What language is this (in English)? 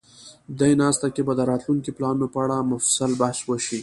Pashto